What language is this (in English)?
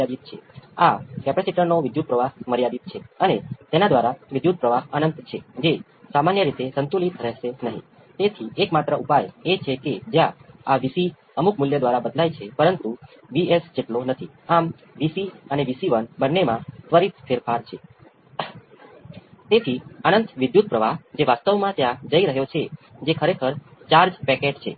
Gujarati